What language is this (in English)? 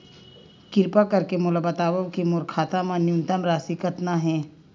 Chhattisgarhi